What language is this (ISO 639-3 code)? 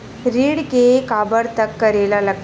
hne